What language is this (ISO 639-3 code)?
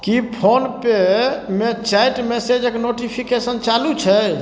mai